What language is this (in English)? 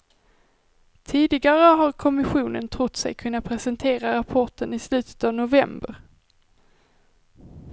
Swedish